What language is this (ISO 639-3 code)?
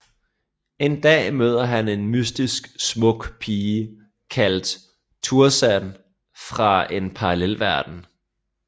dan